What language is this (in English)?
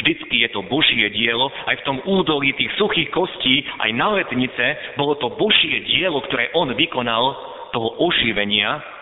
Slovak